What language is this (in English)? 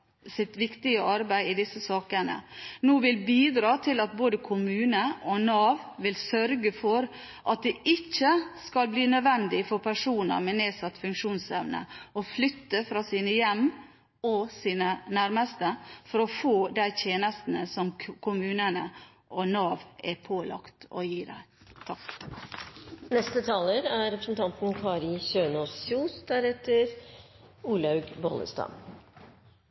Norwegian Bokmål